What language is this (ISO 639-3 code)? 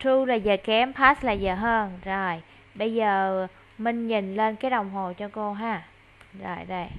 vie